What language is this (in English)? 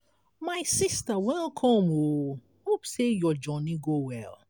Nigerian Pidgin